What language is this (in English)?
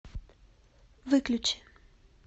Russian